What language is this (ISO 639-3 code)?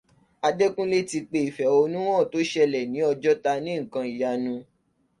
yor